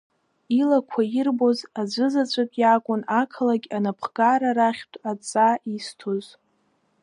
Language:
Abkhazian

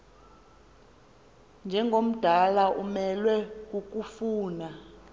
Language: Xhosa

